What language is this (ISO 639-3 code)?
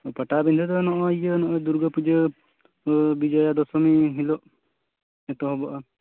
sat